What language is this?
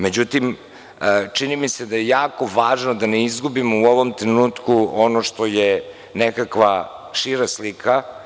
Serbian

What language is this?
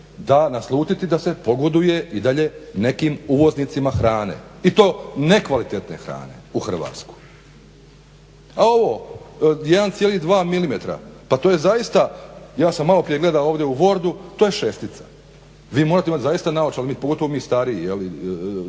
Croatian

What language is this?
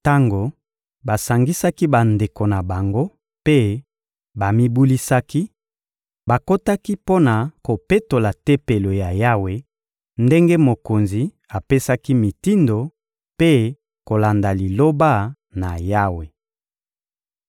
Lingala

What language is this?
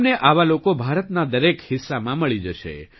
Gujarati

